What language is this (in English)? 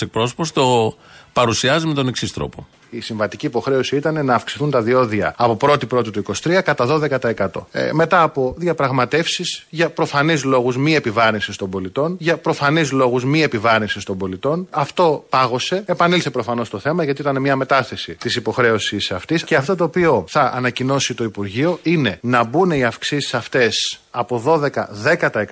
Greek